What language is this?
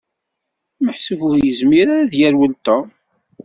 Kabyle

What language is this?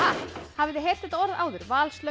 Icelandic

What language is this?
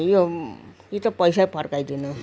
Nepali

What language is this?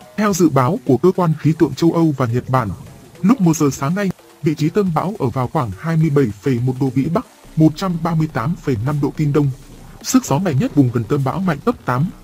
Vietnamese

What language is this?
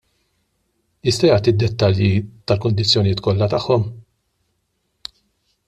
Maltese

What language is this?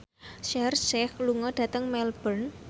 Javanese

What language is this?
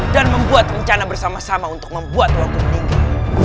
Indonesian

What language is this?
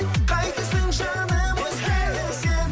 Kazakh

